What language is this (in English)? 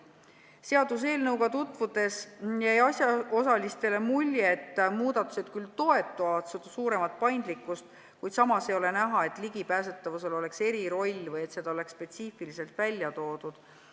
Estonian